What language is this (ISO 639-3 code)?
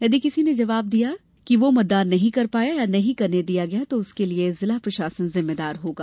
hin